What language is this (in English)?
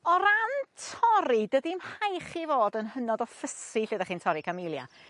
Welsh